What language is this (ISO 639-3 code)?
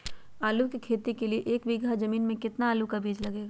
mag